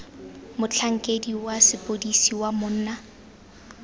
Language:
Tswana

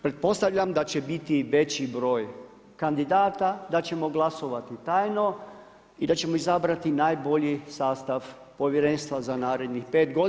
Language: Croatian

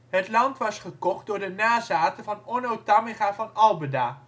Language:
Dutch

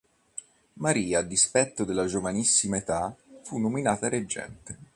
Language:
Italian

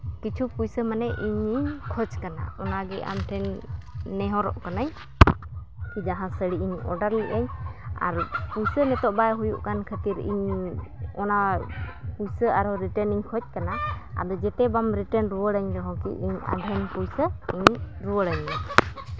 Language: Santali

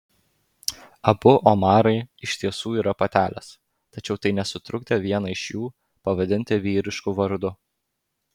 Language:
Lithuanian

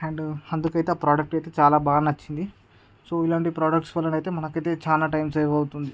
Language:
Telugu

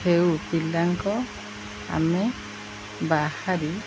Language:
Odia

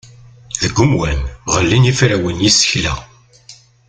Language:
Kabyle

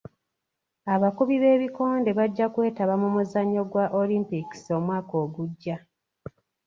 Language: Ganda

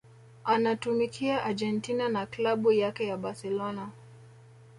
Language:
Swahili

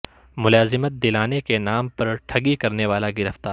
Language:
Urdu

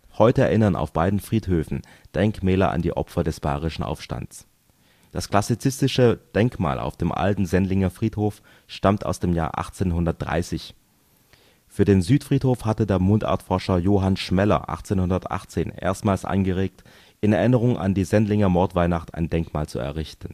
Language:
German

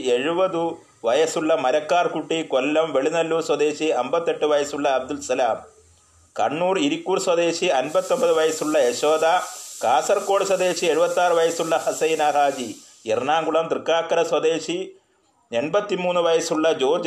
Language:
Malayalam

